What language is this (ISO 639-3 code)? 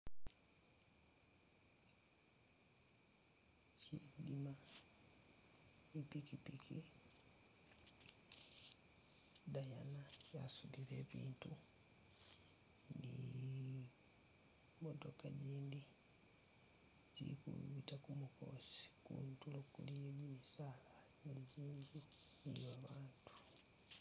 myx